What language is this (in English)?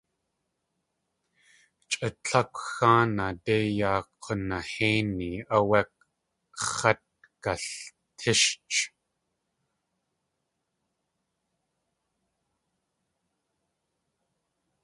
Tlingit